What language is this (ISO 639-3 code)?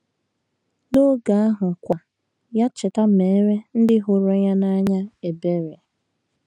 ibo